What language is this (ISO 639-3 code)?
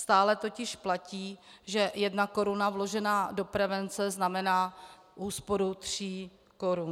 ces